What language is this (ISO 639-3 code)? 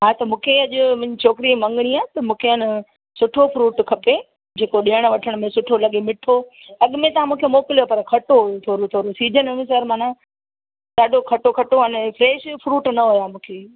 snd